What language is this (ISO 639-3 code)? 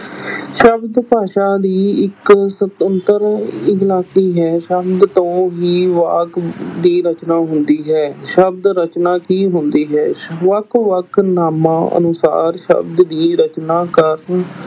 pan